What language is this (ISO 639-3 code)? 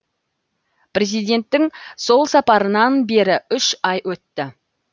kaz